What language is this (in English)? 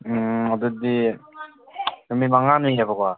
Manipuri